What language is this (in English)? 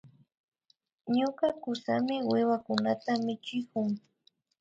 Imbabura Highland Quichua